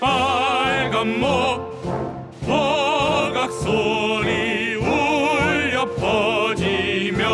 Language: Japanese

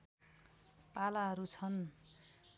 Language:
Nepali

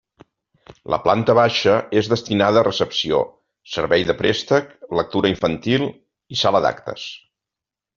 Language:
Catalan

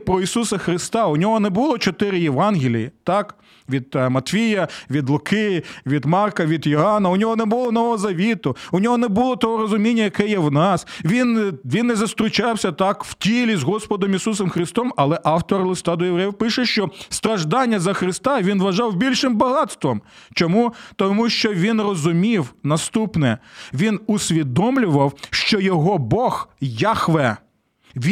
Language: Ukrainian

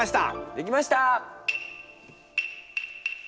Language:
Japanese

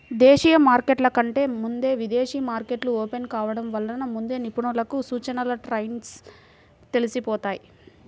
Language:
Telugu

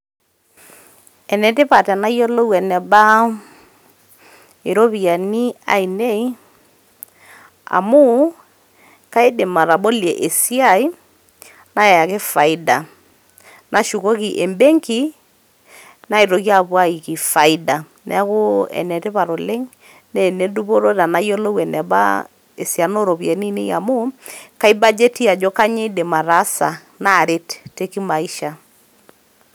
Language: Masai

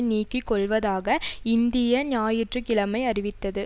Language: Tamil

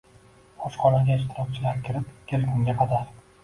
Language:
Uzbek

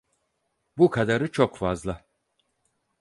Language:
Turkish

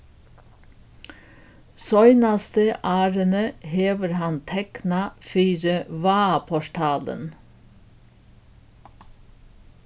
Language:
Faroese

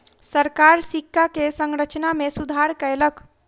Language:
Maithili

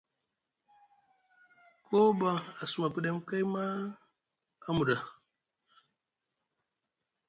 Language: Musgu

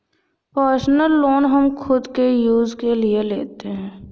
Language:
Hindi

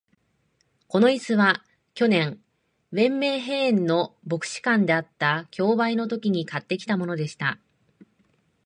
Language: Japanese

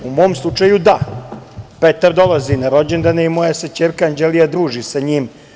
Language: Serbian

